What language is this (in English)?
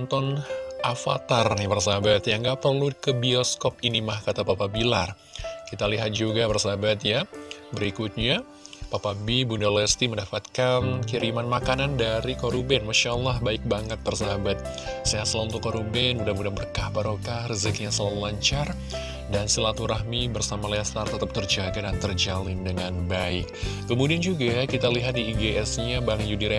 Indonesian